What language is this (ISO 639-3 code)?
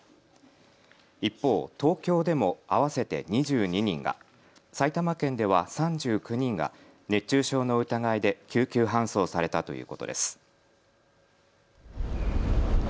jpn